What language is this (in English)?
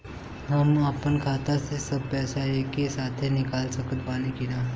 Bhojpuri